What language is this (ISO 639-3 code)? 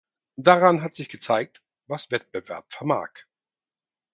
deu